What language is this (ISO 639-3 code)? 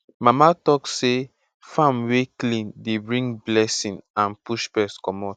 pcm